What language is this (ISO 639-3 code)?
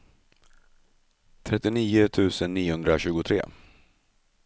swe